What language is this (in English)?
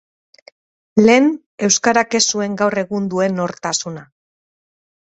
Basque